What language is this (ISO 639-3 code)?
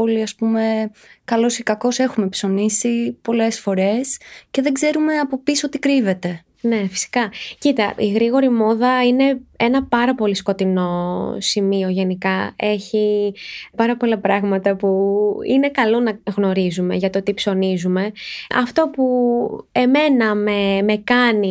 ell